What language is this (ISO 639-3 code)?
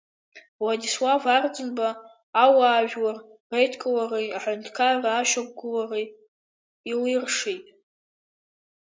abk